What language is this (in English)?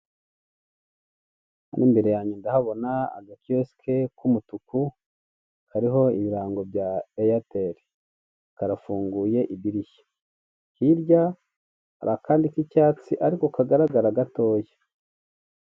Kinyarwanda